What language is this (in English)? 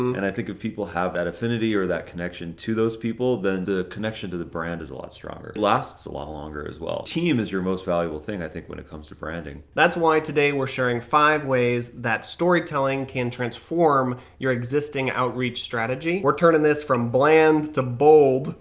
English